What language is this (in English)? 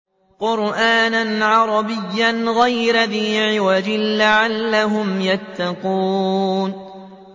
Arabic